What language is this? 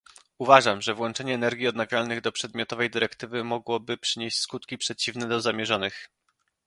Polish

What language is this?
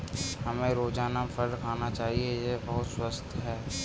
Hindi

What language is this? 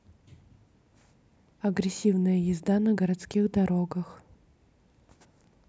Russian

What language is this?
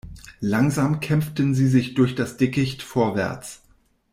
German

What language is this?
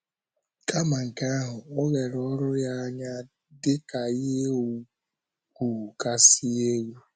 Igbo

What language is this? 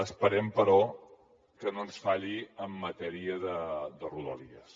Catalan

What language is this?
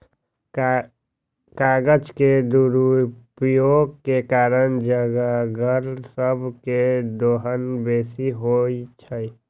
Magahi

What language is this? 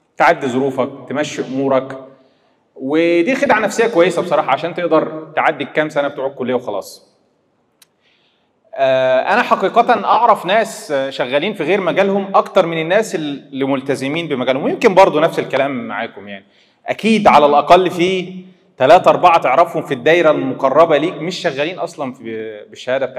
Arabic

